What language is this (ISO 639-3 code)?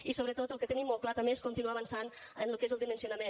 cat